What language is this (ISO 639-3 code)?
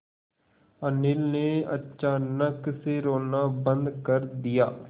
hin